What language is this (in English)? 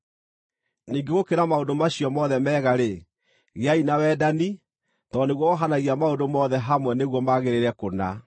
Kikuyu